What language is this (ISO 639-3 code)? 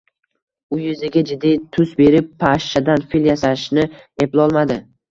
uzb